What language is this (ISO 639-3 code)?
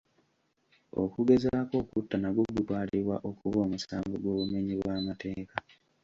lug